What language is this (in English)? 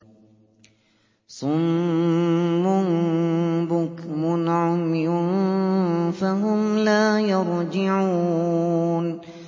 Arabic